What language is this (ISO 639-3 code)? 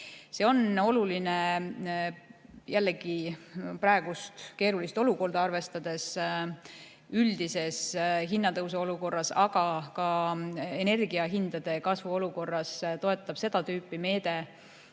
est